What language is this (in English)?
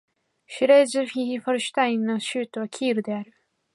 Japanese